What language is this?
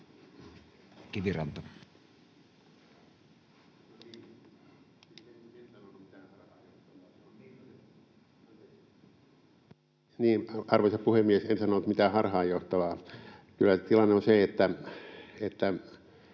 Finnish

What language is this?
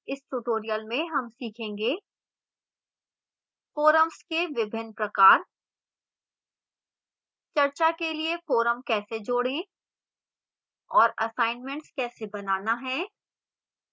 Hindi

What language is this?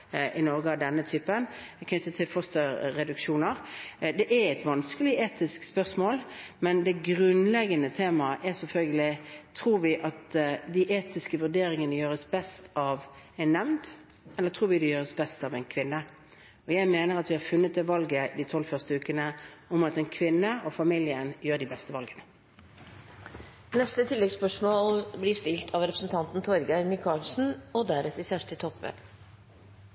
Norwegian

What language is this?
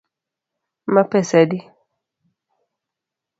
Luo (Kenya and Tanzania)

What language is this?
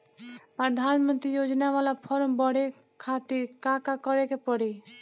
Bhojpuri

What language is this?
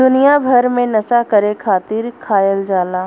Bhojpuri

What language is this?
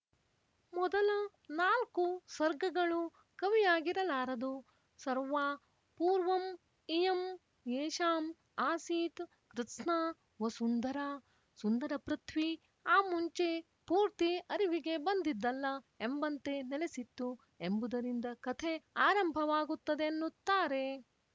Kannada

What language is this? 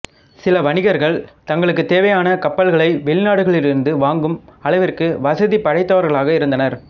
Tamil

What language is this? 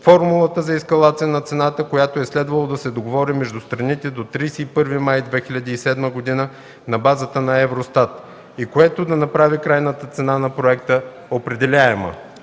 Bulgarian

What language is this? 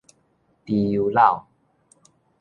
Min Nan Chinese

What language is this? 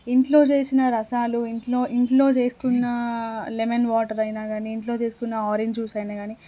Telugu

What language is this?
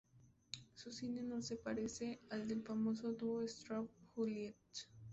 Spanish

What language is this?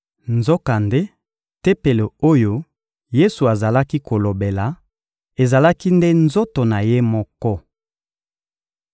Lingala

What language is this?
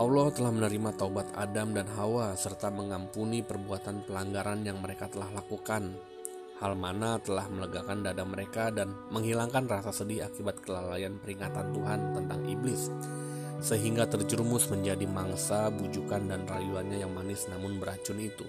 Indonesian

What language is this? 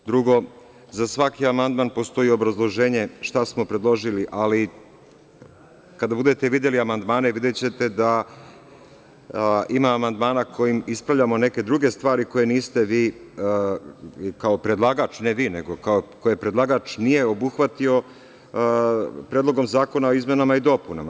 Serbian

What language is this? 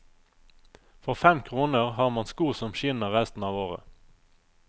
Norwegian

